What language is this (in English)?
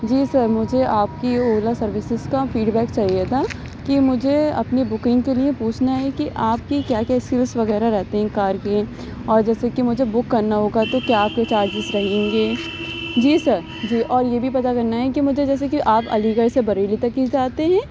Urdu